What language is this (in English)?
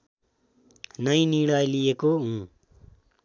Nepali